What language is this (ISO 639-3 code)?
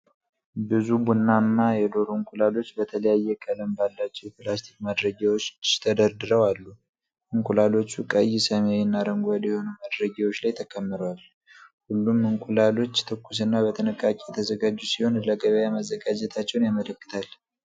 amh